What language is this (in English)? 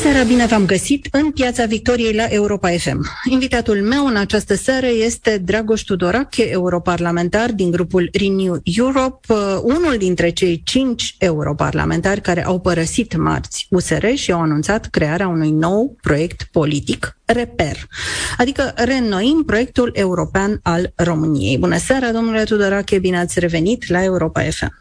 Romanian